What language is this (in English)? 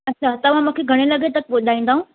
Sindhi